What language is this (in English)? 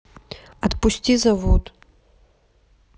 Russian